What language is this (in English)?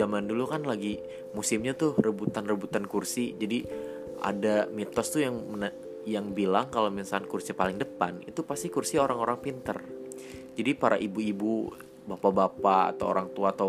Indonesian